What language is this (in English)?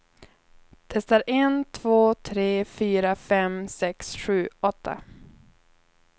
Swedish